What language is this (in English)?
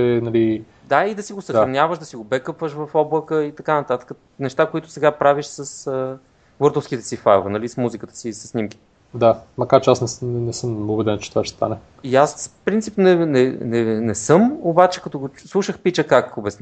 Bulgarian